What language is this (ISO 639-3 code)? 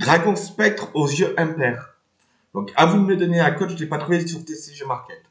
fra